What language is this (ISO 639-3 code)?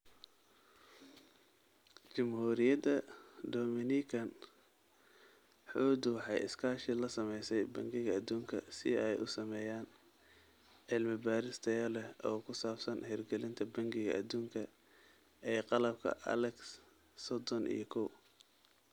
som